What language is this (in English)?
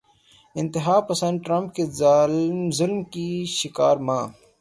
Urdu